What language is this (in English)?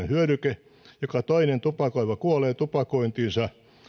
Finnish